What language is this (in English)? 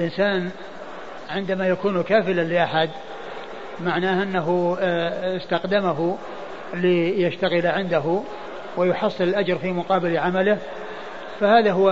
Arabic